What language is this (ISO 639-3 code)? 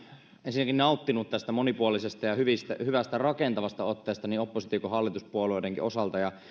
fin